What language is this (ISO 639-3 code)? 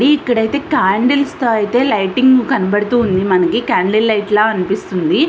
tel